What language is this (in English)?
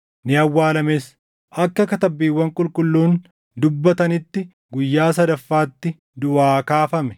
Oromo